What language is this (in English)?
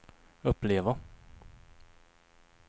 Swedish